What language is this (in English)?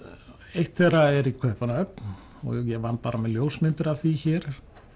Icelandic